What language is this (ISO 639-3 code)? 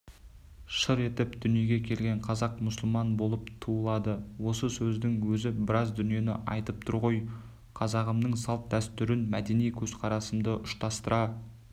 kaz